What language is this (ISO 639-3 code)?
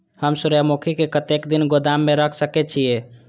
mai